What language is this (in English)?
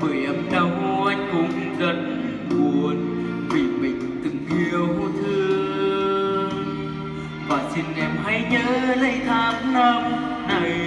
Vietnamese